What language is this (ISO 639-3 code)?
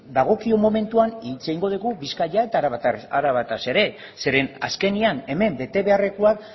eus